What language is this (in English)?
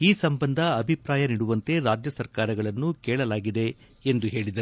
Kannada